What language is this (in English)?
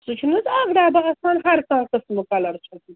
Kashmiri